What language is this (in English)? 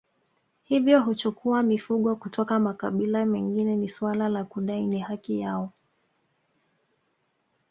Swahili